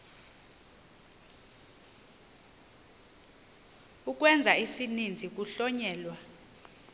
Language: Xhosa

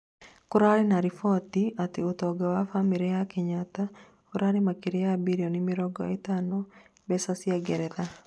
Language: Kikuyu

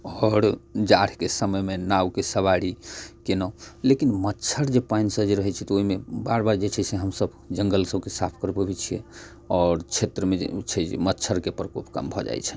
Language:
Maithili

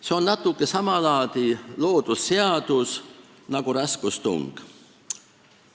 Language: Estonian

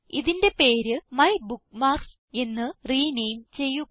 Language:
Malayalam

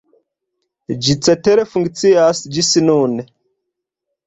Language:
Esperanto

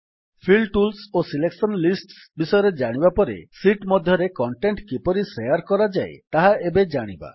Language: Odia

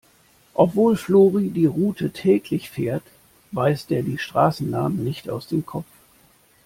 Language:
German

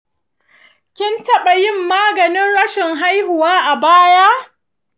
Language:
Hausa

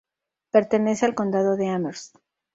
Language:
Spanish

